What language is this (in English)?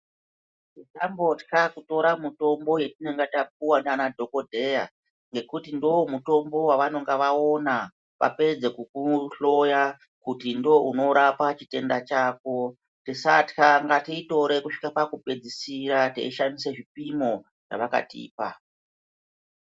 Ndau